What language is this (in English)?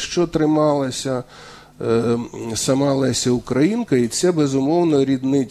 Ukrainian